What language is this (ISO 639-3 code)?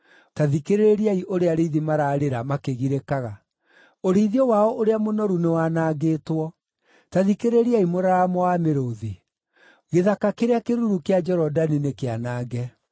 kik